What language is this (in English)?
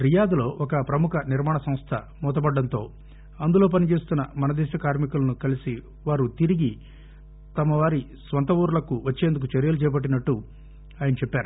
Telugu